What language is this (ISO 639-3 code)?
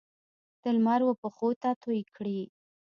pus